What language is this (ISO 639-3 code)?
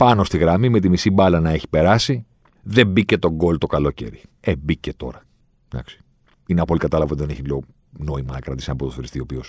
ell